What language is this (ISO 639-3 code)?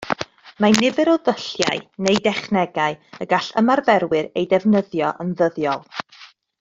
cym